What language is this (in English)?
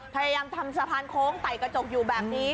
Thai